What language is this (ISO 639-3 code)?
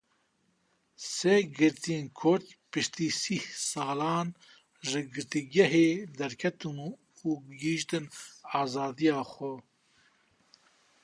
kur